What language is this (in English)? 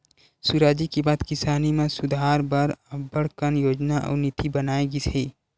Chhattisgarhi